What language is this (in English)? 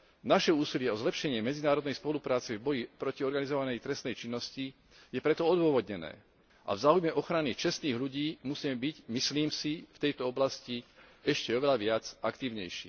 Slovak